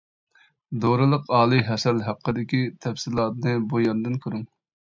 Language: Uyghur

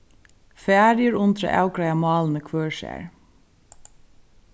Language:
Faroese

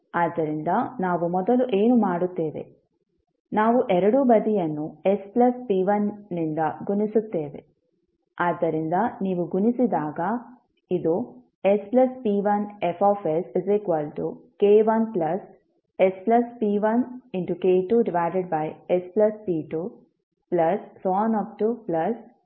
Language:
Kannada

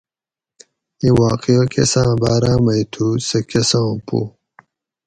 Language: Gawri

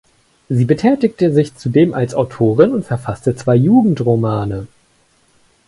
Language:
German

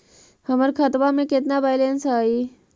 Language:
Magahi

